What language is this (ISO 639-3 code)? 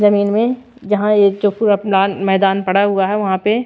hin